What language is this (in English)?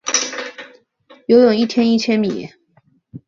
Chinese